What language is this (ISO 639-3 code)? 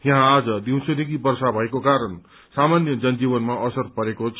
nep